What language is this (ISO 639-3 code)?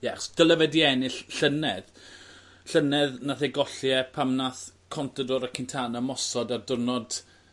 cym